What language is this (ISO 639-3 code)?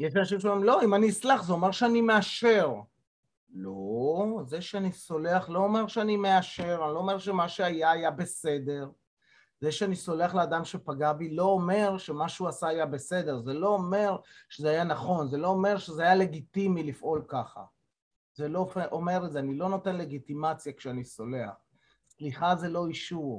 heb